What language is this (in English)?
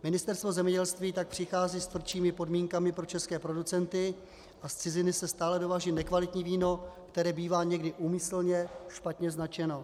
Czech